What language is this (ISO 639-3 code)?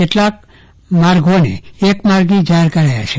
guj